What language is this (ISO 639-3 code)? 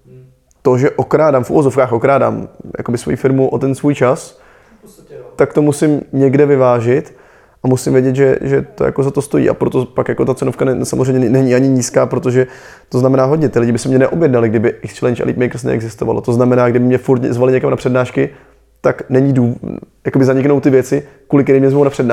ces